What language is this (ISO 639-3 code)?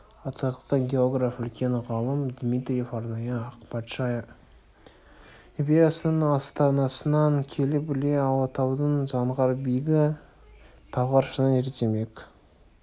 kaz